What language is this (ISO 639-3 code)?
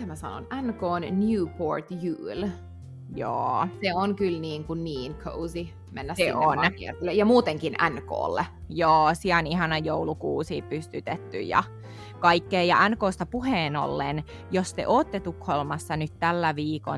fin